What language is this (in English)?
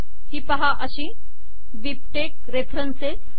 Marathi